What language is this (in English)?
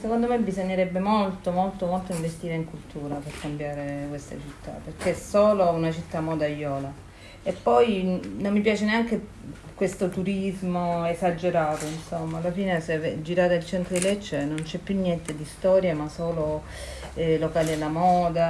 Italian